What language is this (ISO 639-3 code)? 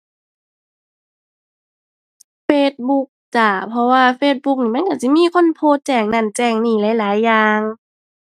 tha